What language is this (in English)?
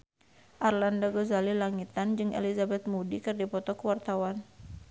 Sundanese